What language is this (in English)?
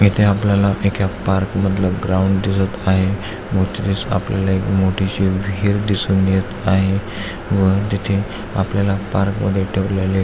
Marathi